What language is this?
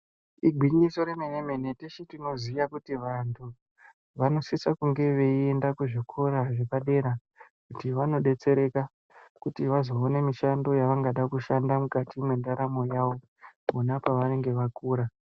Ndau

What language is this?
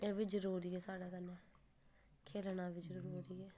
Dogri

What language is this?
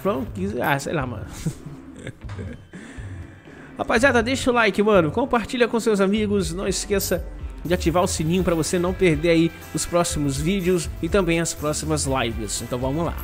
Portuguese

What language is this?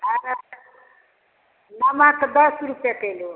Maithili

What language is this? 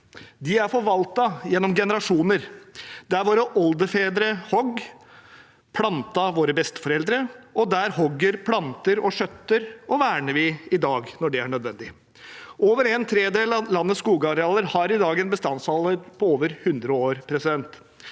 Norwegian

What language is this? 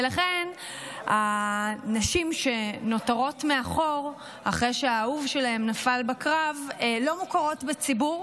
Hebrew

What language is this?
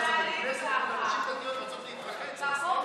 Hebrew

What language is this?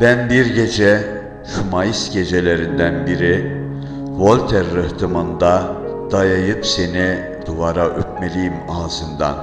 Turkish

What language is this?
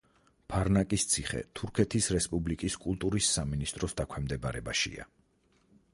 Georgian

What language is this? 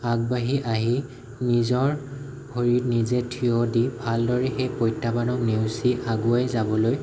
Assamese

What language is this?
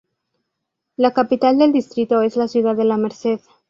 Spanish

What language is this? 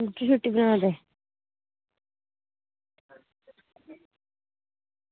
Dogri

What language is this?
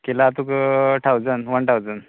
Konkani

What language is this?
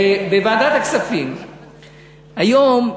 Hebrew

